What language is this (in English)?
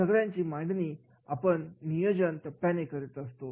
Marathi